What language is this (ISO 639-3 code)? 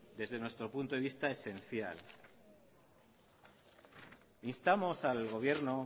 spa